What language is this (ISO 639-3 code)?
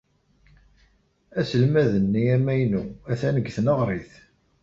kab